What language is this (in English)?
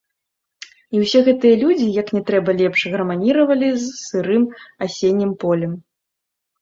Belarusian